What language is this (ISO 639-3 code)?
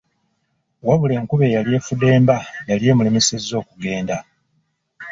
lug